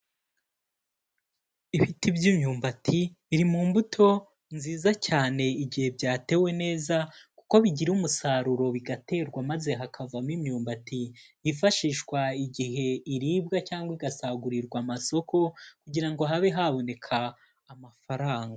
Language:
Kinyarwanda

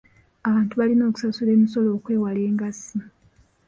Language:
Ganda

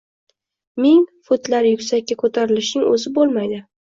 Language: Uzbek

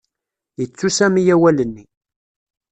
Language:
Kabyle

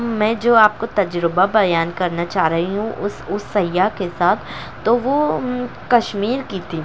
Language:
Urdu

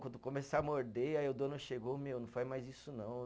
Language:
Portuguese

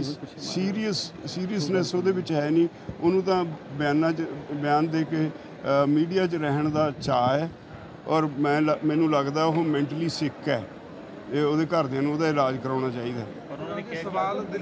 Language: Punjabi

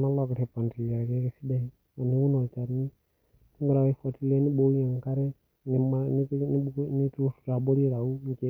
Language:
Masai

